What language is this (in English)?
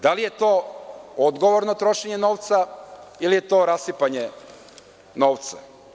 Serbian